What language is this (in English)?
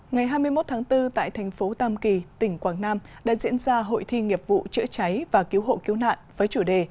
Vietnamese